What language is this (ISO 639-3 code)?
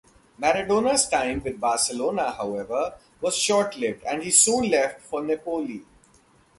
eng